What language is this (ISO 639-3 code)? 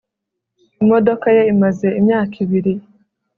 kin